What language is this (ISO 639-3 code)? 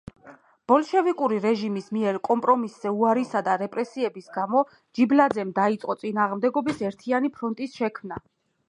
kat